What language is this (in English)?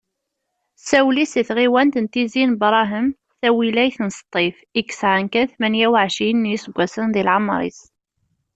Kabyle